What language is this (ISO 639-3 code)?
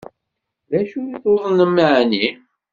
kab